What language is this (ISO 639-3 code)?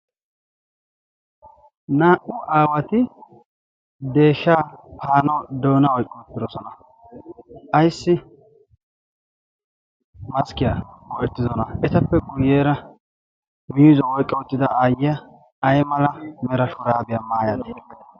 wal